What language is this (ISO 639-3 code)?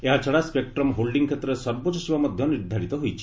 ori